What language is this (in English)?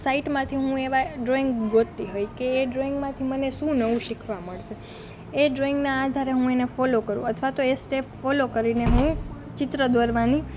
Gujarati